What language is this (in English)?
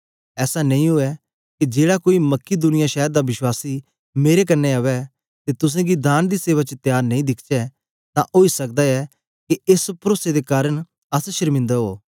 Dogri